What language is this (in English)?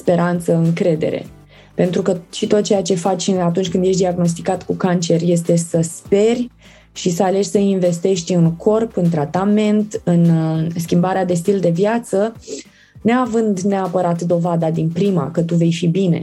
Romanian